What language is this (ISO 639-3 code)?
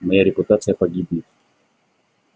rus